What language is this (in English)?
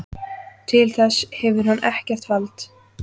Icelandic